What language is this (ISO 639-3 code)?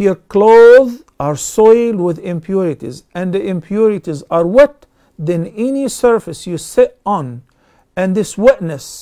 eng